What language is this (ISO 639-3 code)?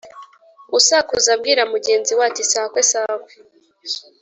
kin